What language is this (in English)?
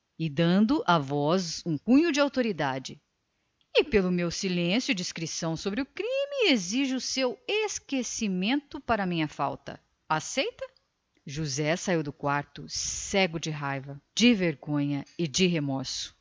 Portuguese